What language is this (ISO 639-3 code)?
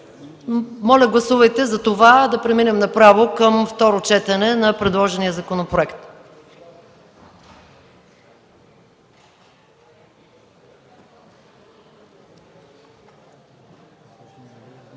bul